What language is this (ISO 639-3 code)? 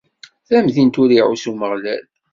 kab